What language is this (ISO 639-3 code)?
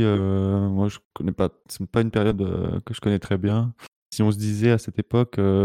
fra